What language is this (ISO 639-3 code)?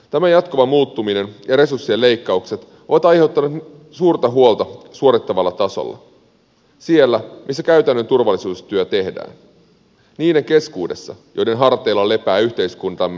fin